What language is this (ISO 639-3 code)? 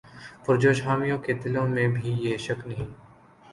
urd